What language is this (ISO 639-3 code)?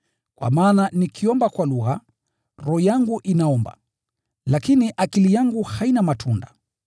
swa